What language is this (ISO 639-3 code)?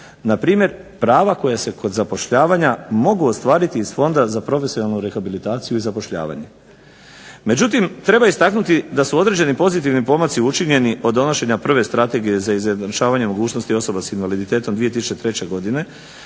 hrv